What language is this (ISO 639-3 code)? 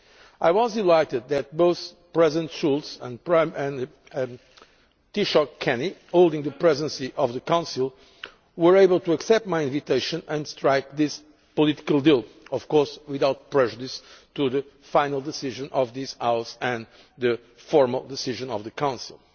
eng